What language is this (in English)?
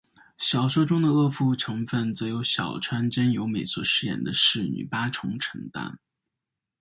Chinese